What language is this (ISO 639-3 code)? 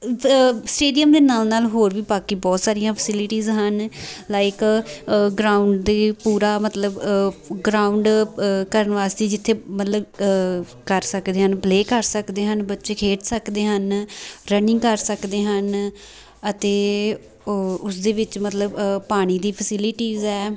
pan